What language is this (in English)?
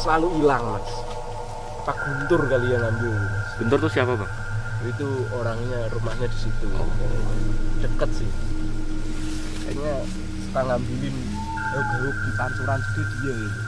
Indonesian